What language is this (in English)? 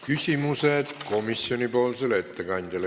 Estonian